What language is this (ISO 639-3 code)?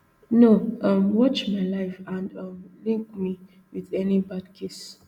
pcm